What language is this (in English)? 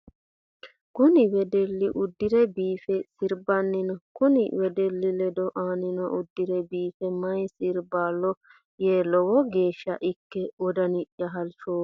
Sidamo